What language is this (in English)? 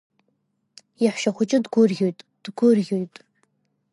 Abkhazian